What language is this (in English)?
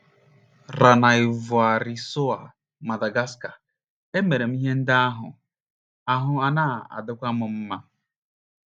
Igbo